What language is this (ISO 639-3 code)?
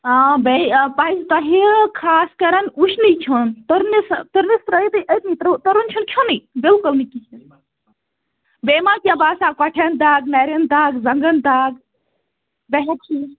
kas